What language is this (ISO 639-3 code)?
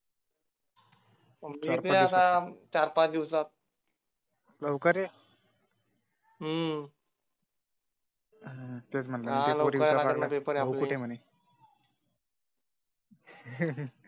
mar